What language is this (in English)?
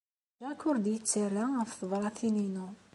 Kabyle